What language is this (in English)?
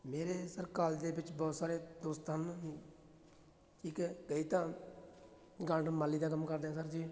Punjabi